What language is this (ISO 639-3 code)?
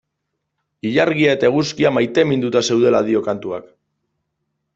eus